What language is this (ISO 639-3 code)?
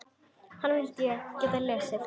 isl